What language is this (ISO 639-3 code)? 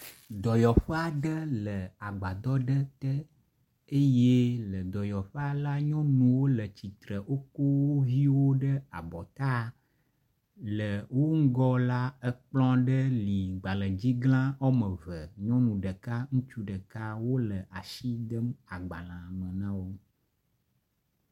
ewe